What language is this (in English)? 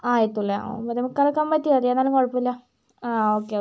Malayalam